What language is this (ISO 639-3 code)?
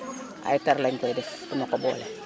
wol